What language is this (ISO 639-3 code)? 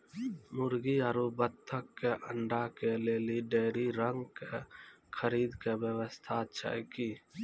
mai